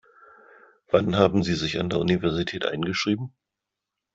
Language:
German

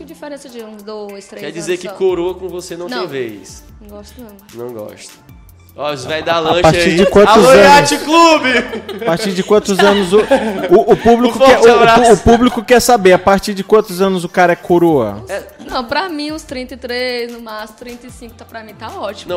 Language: Portuguese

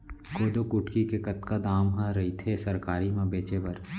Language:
Chhattisgarhi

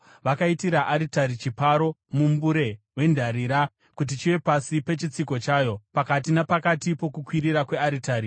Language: Shona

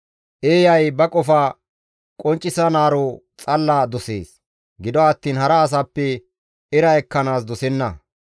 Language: Gamo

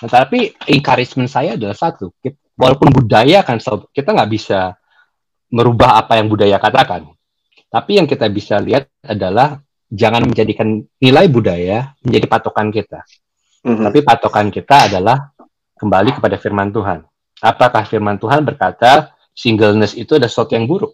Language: Indonesian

